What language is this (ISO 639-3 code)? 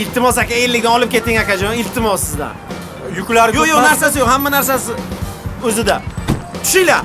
tur